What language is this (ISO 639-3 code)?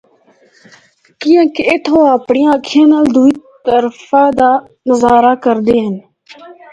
hno